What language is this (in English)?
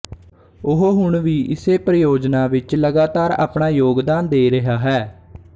Punjabi